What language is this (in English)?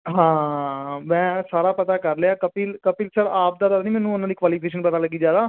Punjabi